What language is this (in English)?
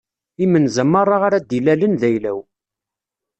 Kabyle